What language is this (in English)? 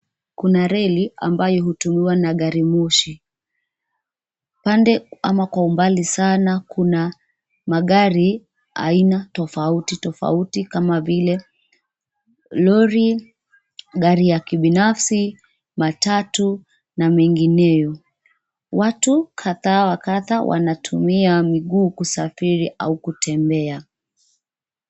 Swahili